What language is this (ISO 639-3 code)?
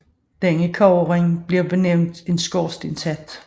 dan